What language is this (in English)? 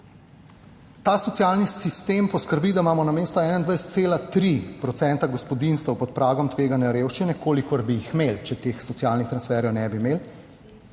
Slovenian